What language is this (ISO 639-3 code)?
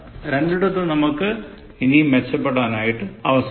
mal